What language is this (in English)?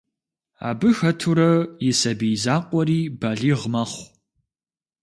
Kabardian